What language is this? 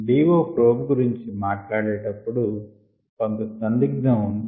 Telugu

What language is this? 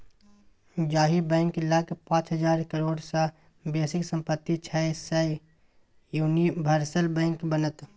Maithili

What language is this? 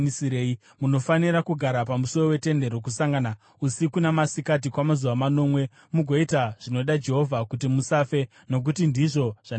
Shona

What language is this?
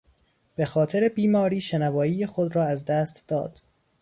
Persian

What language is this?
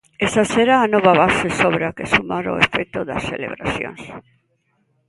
Galician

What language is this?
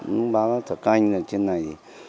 Vietnamese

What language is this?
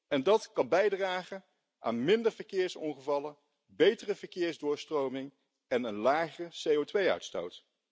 Dutch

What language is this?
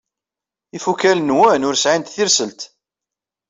Kabyle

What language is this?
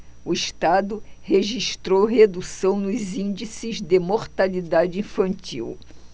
Portuguese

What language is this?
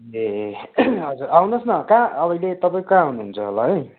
Nepali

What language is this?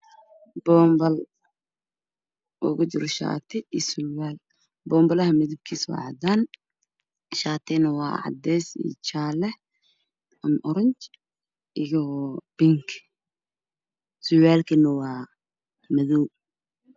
Somali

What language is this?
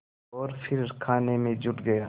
Hindi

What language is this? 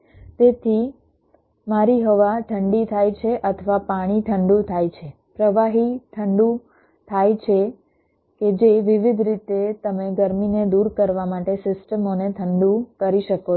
Gujarati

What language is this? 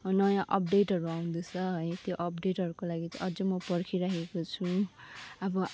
Nepali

